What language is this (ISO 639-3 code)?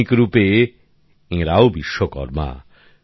ben